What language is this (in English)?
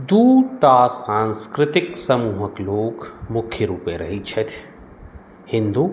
Maithili